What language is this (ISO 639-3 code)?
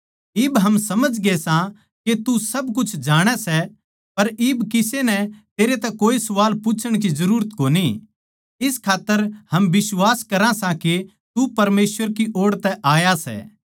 bgc